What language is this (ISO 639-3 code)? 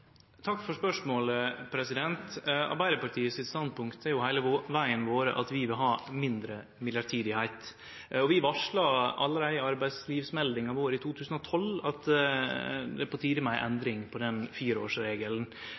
nno